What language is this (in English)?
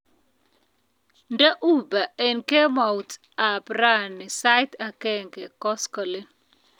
Kalenjin